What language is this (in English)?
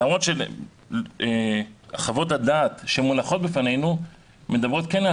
Hebrew